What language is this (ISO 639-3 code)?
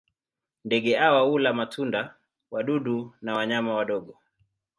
swa